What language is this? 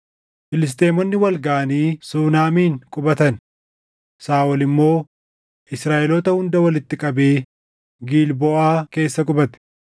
Oromo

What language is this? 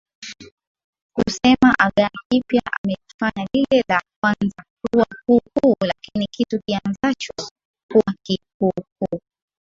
Swahili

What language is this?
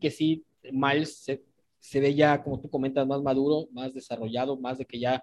Spanish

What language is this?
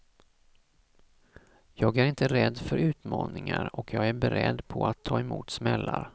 Swedish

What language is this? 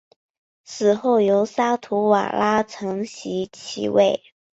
Chinese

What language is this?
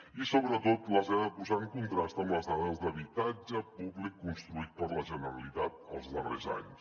Catalan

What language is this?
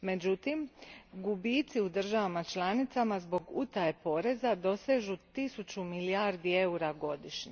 Croatian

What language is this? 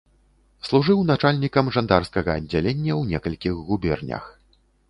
Belarusian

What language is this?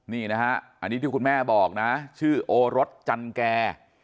Thai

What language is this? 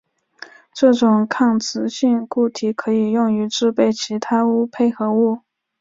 Chinese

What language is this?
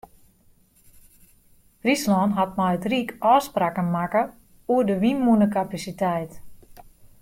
Western Frisian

